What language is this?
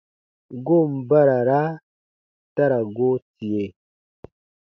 Baatonum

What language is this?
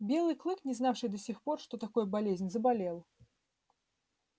Russian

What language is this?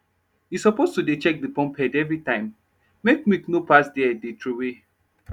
Nigerian Pidgin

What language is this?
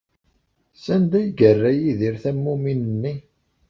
Kabyle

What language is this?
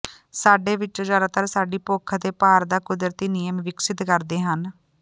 Punjabi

